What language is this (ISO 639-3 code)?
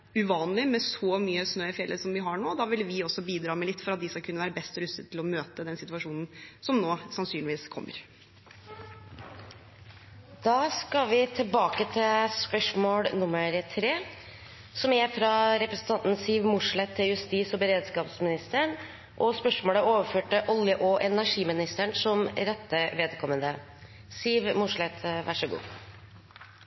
nor